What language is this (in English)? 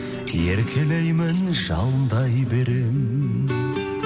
Kazakh